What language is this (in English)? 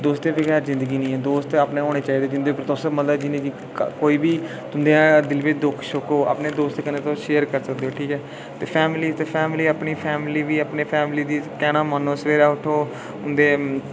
Dogri